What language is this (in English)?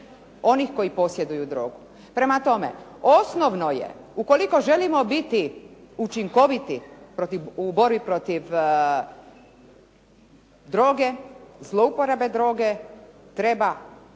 Croatian